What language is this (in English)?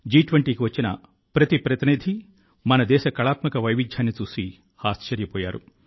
Telugu